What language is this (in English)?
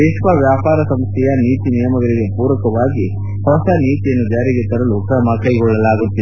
Kannada